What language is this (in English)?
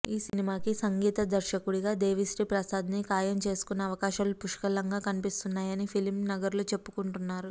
Telugu